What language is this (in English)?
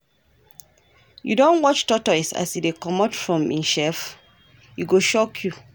Nigerian Pidgin